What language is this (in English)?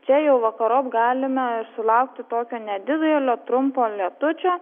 Lithuanian